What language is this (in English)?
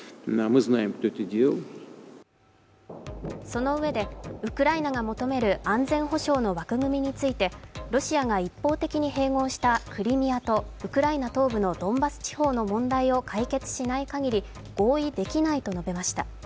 Japanese